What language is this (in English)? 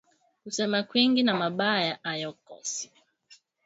Swahili